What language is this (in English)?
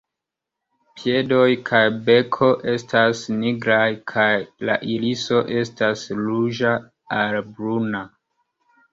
Esperanto